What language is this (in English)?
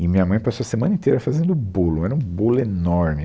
Portuguese